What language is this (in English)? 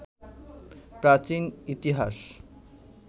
Bangla